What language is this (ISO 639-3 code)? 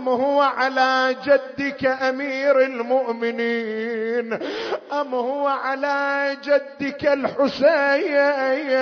ara